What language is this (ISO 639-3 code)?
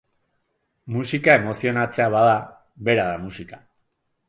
eus